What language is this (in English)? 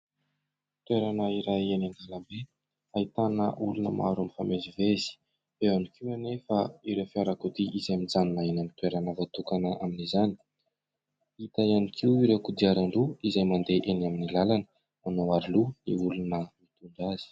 Malagasy